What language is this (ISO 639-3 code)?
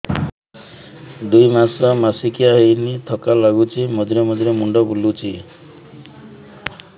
ori